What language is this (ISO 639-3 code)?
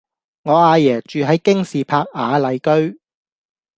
yue